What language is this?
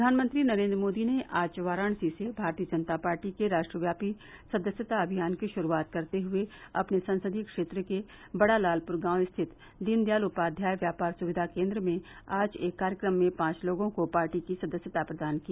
Hindi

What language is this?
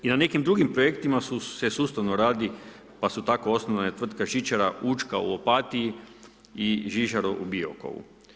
Croatian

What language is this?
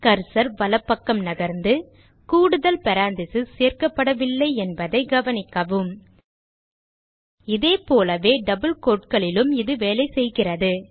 Tamil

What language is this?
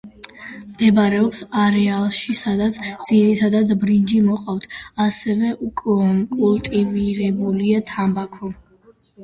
Georgian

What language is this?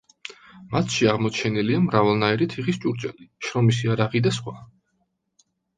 Georgian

